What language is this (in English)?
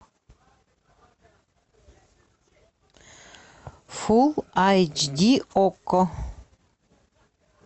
Russian